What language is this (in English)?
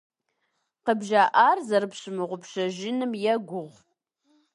Kabardian